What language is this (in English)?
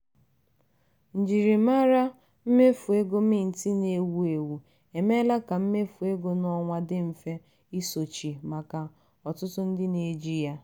Igbo